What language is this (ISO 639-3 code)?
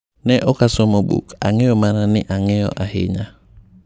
luo